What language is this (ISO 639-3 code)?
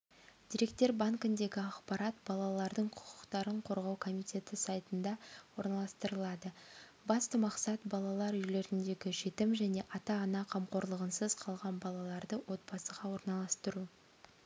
kaz